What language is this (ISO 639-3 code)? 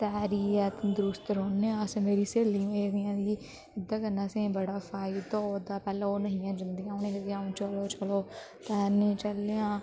doi